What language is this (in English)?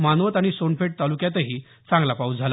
Marathi